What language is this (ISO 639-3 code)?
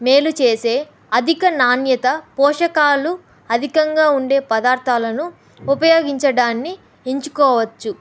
tel